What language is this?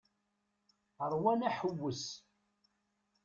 Kabyle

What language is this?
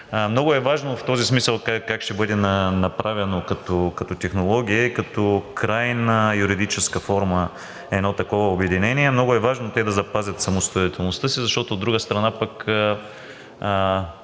Bulgarian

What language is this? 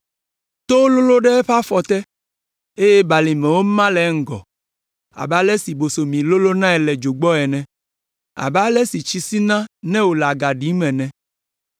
Ewe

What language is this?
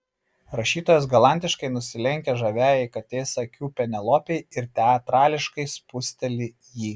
Lithuanian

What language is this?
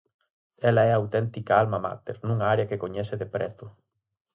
Galician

